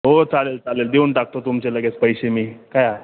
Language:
Marathi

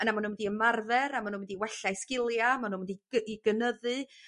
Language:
Welsh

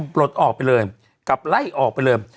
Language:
Thai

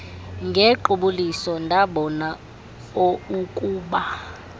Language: Xhosa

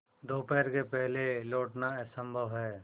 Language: Hindi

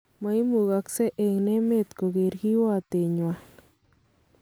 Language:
Kalenjin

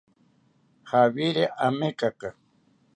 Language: South Ucayali Ashéninka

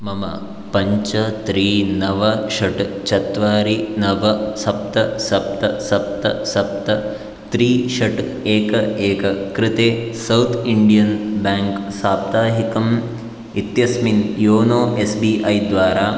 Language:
Sanskrit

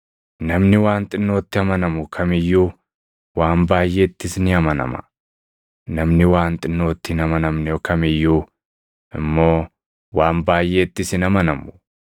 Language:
Oromo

